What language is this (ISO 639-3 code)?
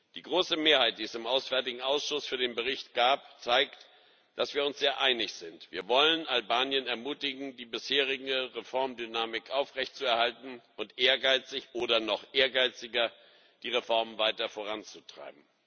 deu